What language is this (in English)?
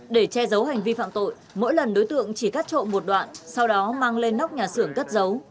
Vietnamese